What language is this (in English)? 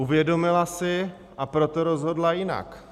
Czech